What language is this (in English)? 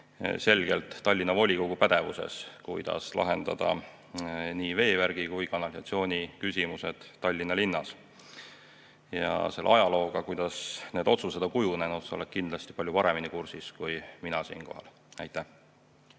Estonian